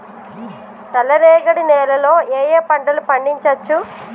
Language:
Telugu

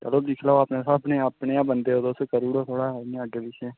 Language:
Dogri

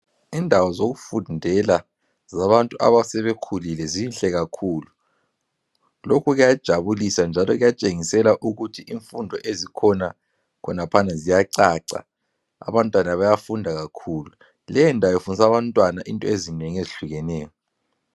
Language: North Ndebele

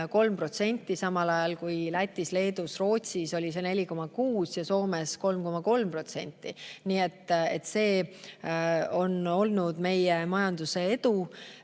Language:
Estonian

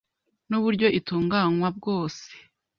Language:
Kinyarwanda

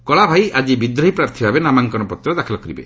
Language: Odia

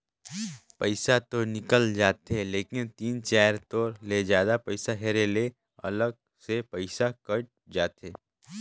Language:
Chhattisgarhi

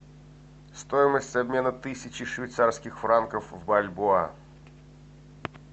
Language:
Russian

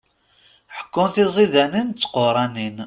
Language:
Kabyle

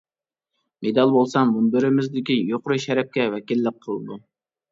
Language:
Uyghur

